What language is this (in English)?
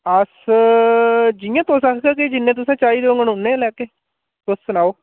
Dogri